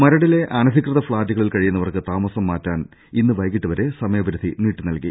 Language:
Malayalam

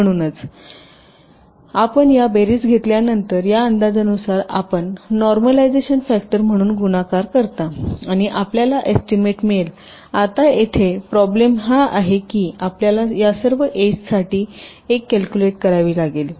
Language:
Marathi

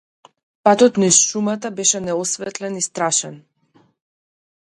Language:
Macedonian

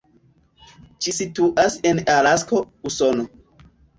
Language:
Esperanto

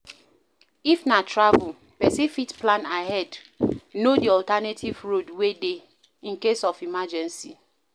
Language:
Nigerian Pidgin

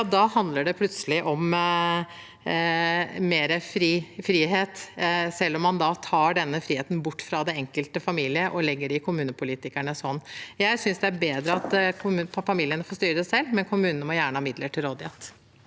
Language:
Norwegian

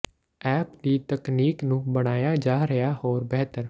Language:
Punjabi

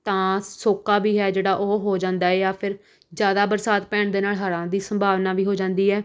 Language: Punjabi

